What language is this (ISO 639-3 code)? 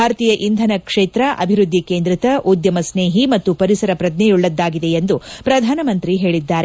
kan